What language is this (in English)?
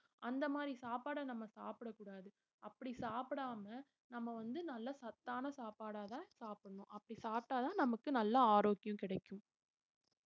Tamil